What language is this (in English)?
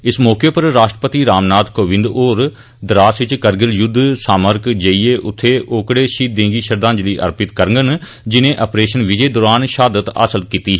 Dogri